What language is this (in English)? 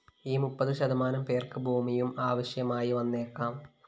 Malayalam